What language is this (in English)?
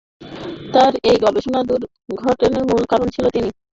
Bangla